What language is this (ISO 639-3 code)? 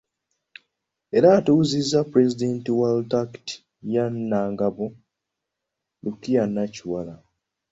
lug